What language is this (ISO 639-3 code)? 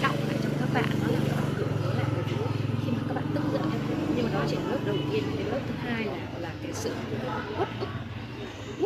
vie